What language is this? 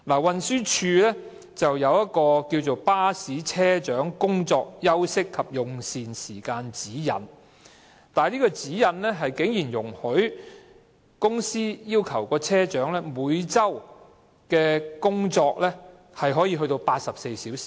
Cantonese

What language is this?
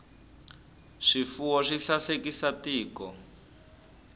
Tsonga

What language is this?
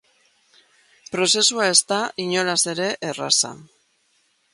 Basque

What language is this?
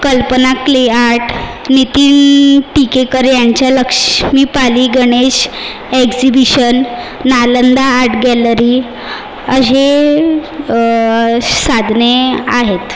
Marathi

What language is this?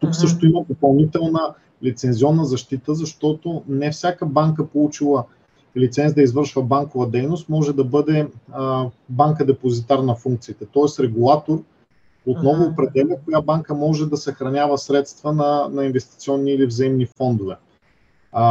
Bulgarian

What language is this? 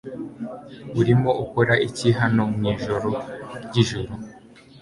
Kinyarwanda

